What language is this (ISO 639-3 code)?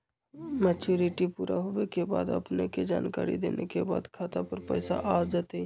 mag